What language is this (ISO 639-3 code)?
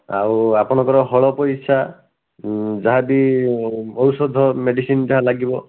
ori